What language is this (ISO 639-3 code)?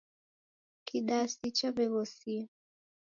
dav